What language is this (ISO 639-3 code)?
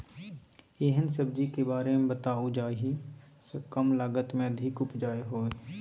mai